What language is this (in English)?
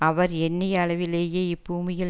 Tamil